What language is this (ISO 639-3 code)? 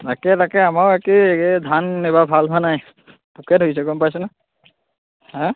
asm